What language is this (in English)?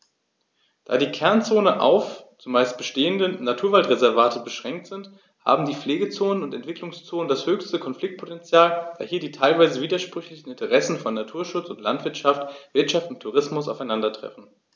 German